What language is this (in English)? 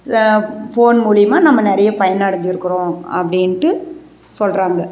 Tamil